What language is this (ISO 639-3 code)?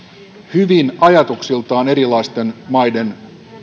fin